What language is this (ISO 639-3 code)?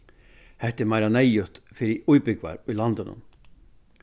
fao